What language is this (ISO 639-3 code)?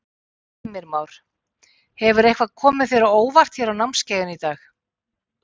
isl